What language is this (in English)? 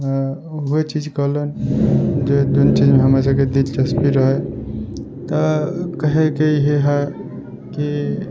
Maithili